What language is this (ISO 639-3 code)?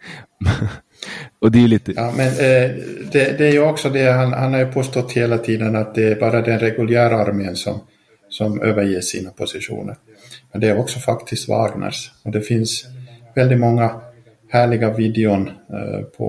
swe